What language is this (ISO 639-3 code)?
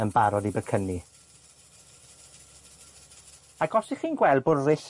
cym